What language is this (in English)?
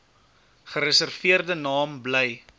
Afrikaans